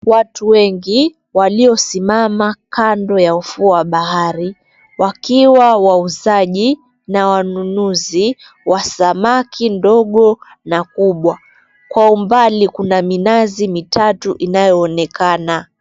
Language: Swahili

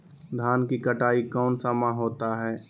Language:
Magahi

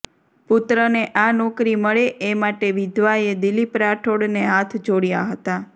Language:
Gujarati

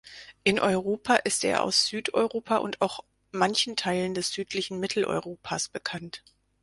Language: German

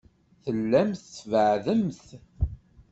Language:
Kabyle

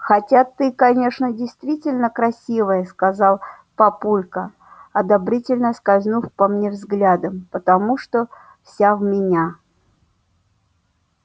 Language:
Russian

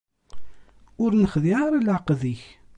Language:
Kabyle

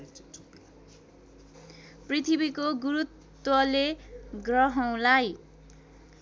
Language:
Nepali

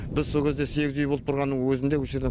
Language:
Kazakh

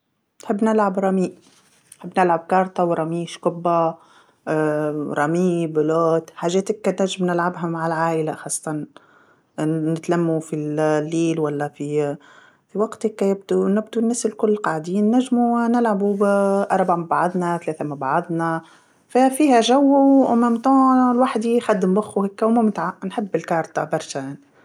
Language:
Tunisian Arabic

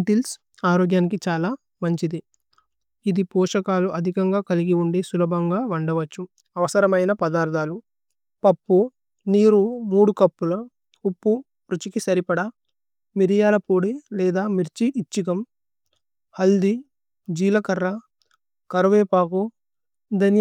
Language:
Tulu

